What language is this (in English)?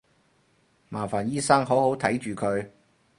Cantonese